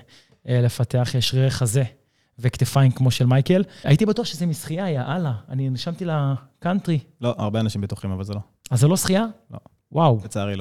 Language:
Hebrew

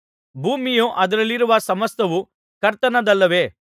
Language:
Kannada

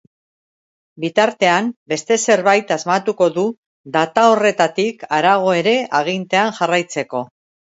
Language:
Basque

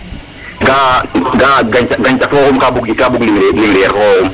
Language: Serer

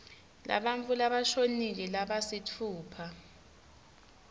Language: Swati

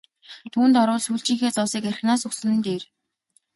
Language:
Mongolian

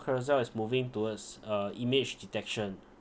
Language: English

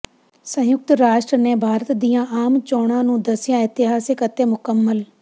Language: Punjabi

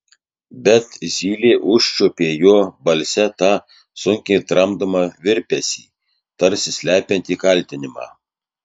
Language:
Lithuanian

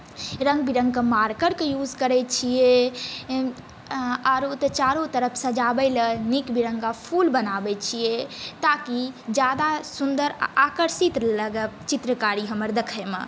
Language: Maithili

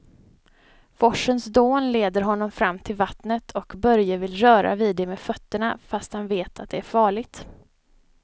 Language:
Swedish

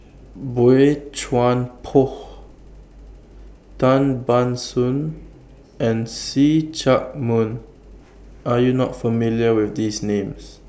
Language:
English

